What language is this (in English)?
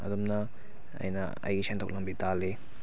Manipuri